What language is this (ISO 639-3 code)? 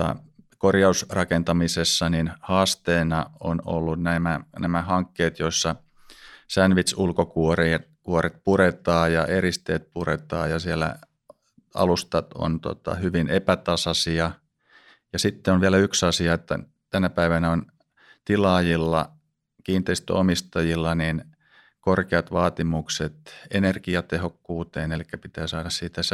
fin